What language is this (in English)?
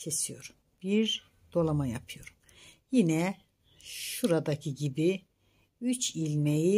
Turkish